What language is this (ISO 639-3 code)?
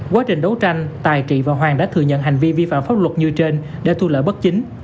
vie